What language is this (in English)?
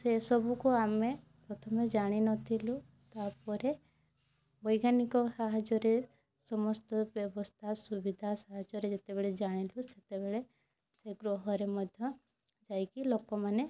Odia